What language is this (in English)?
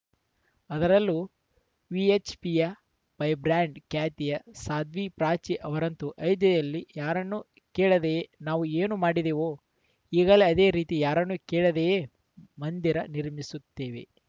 Kannada